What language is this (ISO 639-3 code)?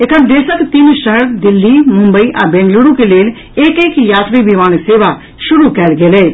mai